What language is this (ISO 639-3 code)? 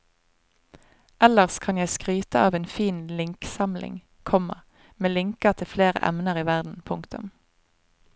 nor